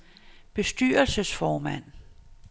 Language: Danish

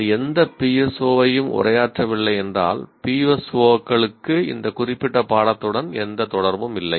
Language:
Tamil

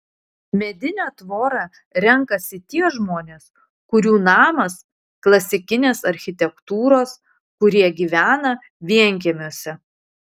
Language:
Lithuanian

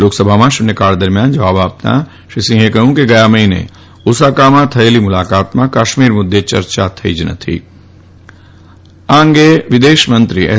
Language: Gujarati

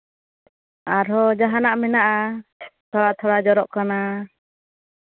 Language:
Santali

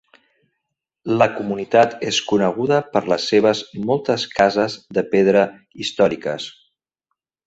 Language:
Catalan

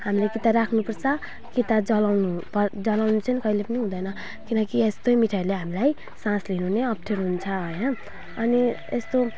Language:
Nepali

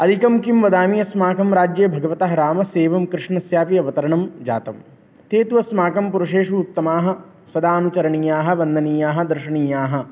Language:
Sanskrit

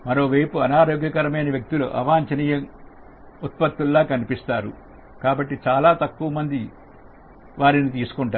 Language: Telugu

